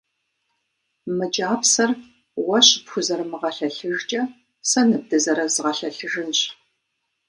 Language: Kabardian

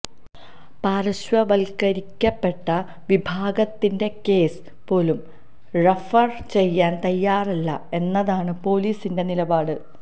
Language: Malayalam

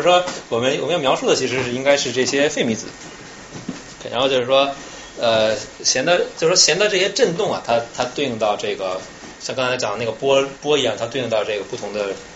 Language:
Chinese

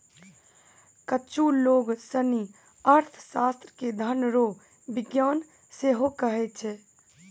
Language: Maithili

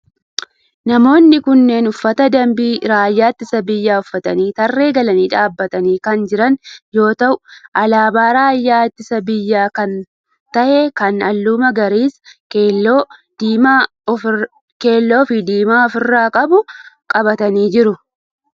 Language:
Oromo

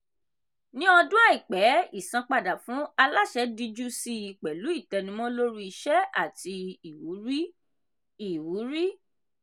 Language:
Yoruba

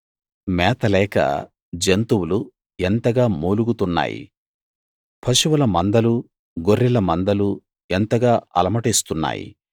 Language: Telugu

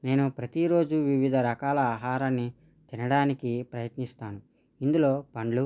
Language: Telugu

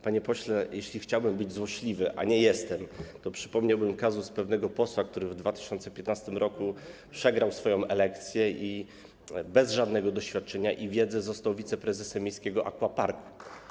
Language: Polish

